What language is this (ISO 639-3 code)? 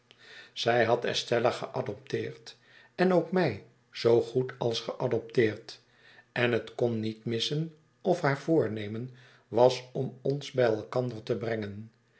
nld